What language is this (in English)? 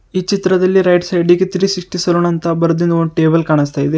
Kannada